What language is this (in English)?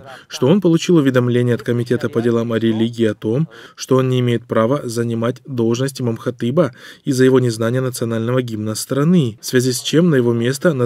Russian